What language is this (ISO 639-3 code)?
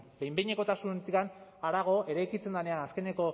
eus